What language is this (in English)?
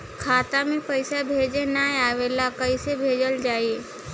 Bhojpuri